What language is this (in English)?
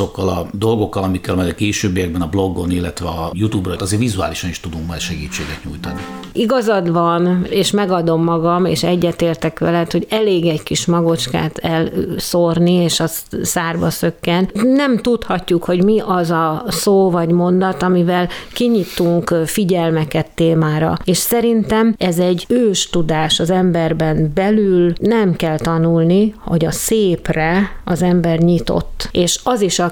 Hungarian